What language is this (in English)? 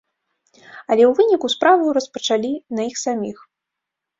Belarusian